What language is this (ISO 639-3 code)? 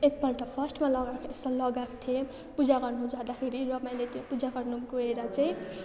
nep